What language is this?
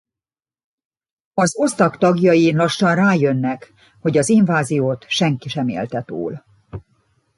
Hungarian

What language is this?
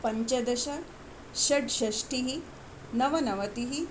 Sanskrit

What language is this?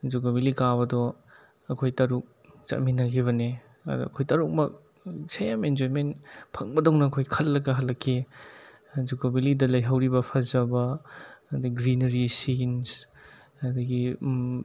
Manipuri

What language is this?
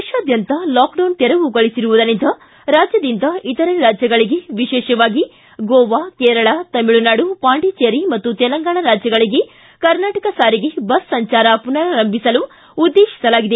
Kannada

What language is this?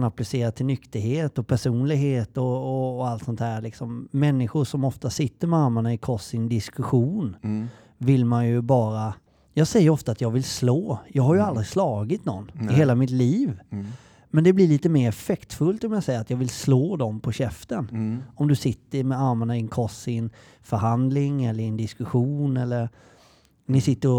Swedish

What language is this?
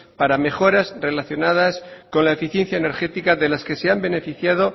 Spanish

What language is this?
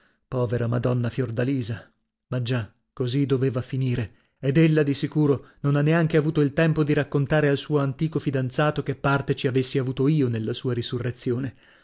Italian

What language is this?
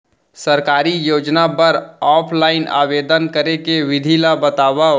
Chhattisgarhi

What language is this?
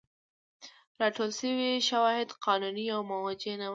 Pashto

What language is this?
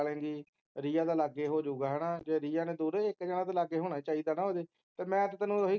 Punjabi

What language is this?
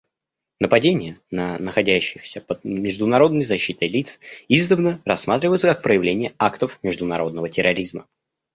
Russian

